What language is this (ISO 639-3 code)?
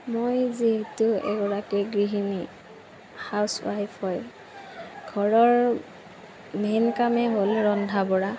asm